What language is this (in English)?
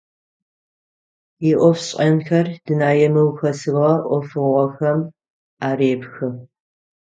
Adyghe